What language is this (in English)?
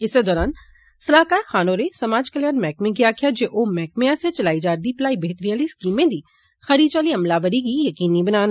Dogri